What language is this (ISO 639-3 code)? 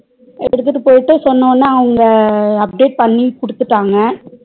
tam